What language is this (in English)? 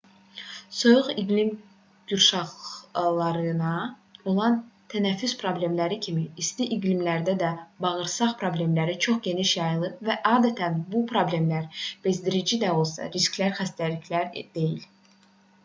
Azerbaijani